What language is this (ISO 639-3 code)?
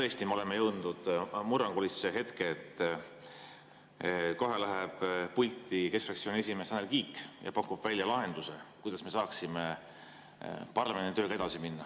est